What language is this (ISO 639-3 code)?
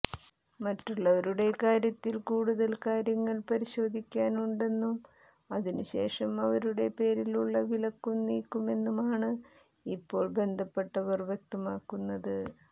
mal